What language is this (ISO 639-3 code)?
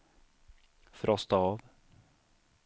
swe